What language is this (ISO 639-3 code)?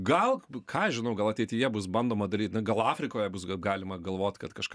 lit